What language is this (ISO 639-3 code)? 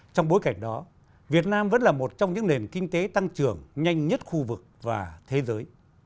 vie